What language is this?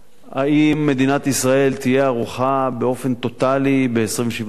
Hebrew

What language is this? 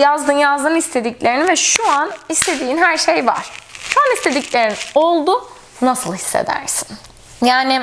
Turkish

